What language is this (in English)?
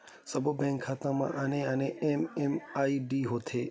Chhattisgarhi